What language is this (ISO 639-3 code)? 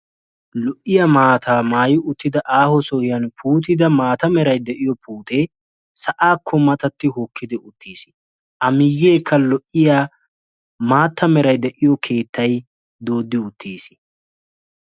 wal